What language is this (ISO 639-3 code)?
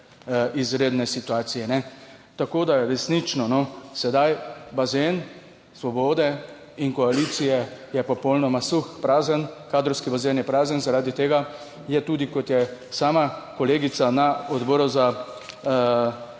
slv